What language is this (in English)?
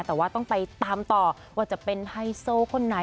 Thai